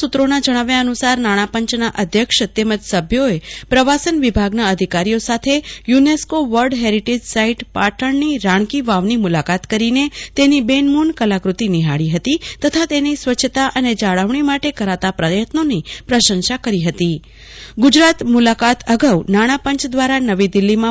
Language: Gujarati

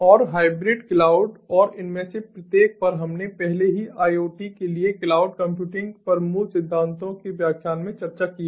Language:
Hindi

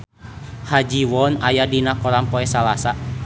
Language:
Sundanese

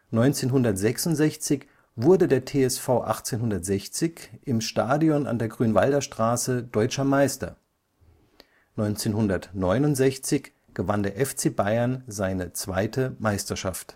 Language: German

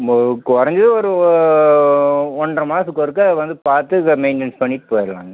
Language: Tamil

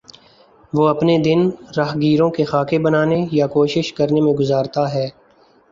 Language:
Urdu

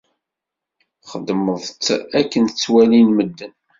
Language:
Kabyle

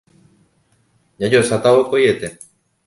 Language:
Guarani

